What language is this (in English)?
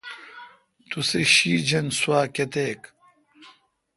Kalkoti